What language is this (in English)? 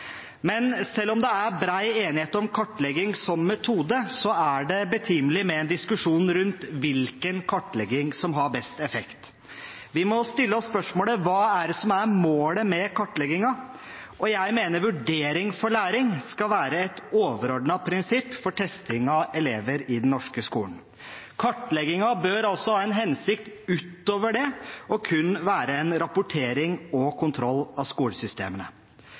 Norwegian Bokmål